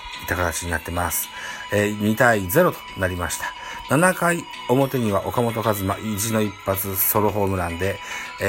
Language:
Japanese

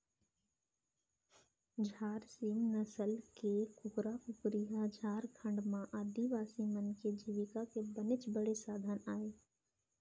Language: Chhattisgarhi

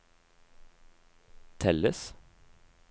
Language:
Norwegian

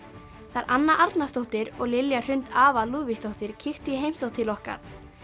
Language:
Icelandic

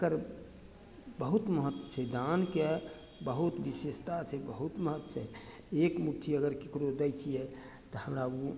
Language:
Maithili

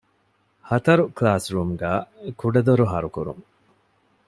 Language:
Divehi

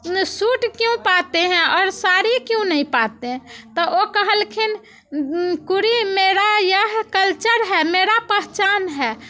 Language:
Maithili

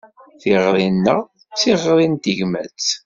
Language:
Kabyle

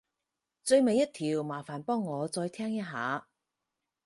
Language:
Cantonese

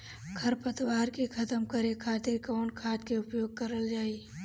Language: Bhojpuri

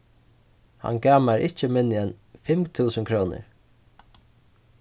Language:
Faroese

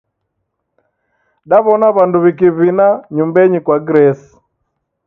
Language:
Taita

